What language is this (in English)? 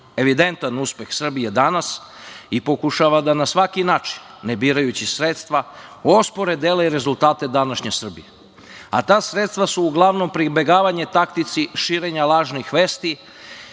Serbian